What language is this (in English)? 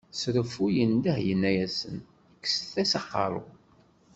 Kabyle